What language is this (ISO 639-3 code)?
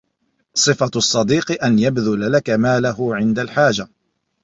ara